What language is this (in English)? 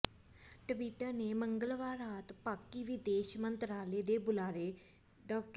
Punjabi